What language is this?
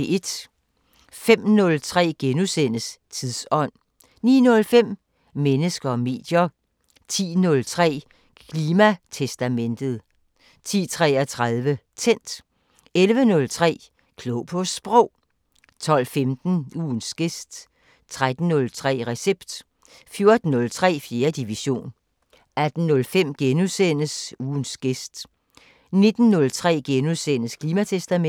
Danish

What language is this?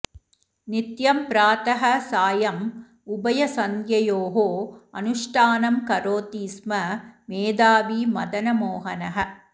Sanskrit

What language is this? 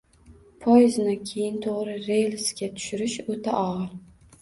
Uzbek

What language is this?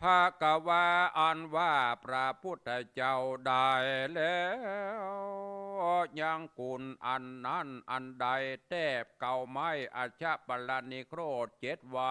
Thai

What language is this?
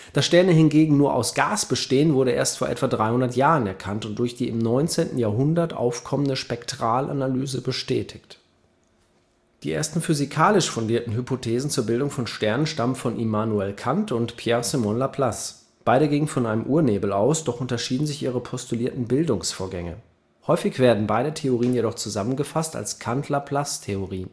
German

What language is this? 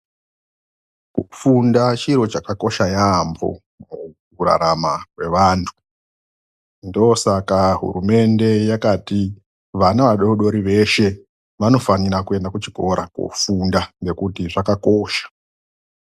Ndau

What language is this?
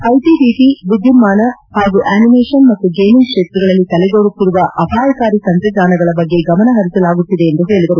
Kannada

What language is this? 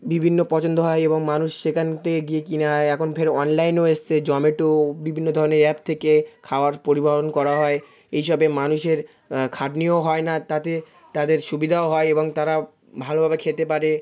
Bangla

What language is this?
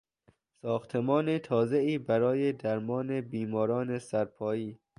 Persian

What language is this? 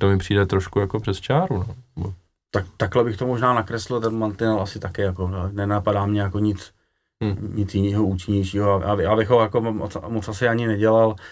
Czech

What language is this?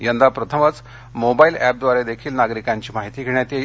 Marathi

